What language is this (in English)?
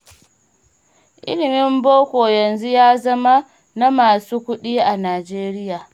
Hausa